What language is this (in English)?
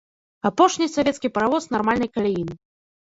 Belarusian